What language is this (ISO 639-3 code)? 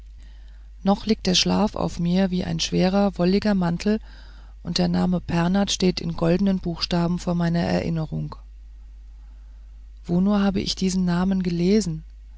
deu